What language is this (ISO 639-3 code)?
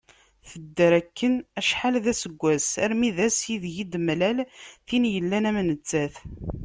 kab